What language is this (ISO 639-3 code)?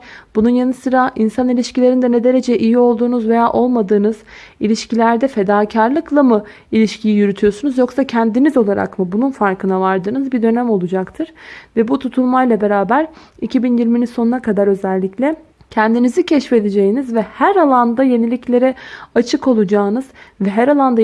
tur